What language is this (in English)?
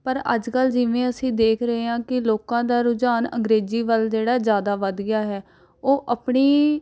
Punjabi